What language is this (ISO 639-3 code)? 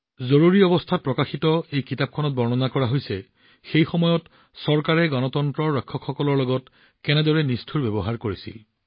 asm